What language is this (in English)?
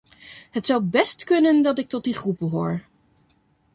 Dutch